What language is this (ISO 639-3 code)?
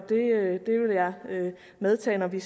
dan